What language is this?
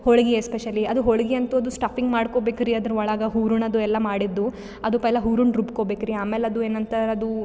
Kannada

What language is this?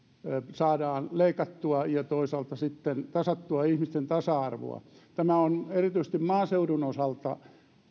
Finnish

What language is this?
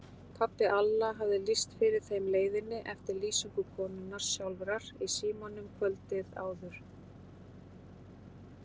Icelandic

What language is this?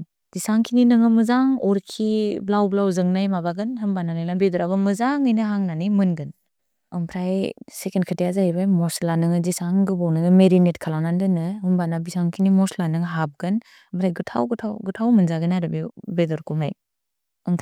Bodo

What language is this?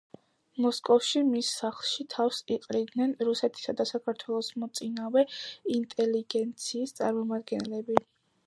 Georgian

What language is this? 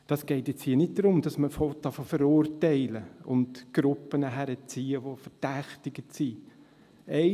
Swiss German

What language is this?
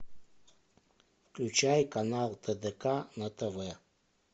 Russian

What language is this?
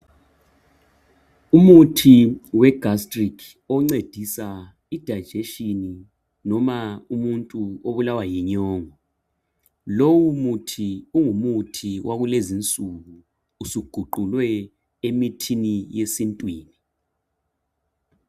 North Ndebele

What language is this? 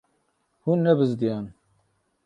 Kurdish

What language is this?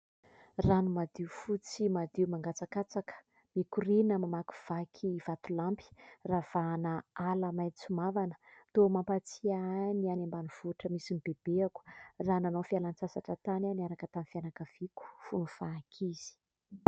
Malagasy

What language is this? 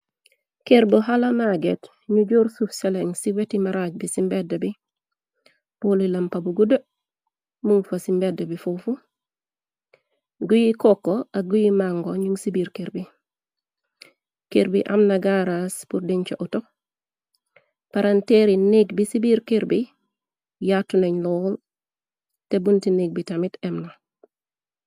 Wolof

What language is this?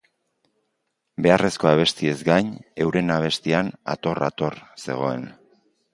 Basque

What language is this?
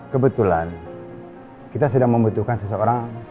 Indonesian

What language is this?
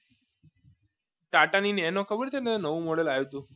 Gujarati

